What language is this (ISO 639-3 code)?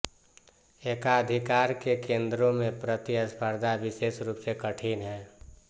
hin